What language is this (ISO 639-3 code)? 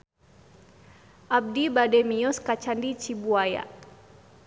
sun